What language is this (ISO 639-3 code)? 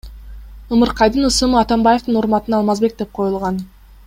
kir